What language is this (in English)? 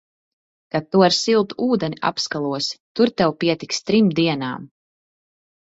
Latvian